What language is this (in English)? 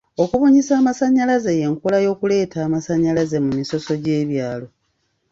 Ganda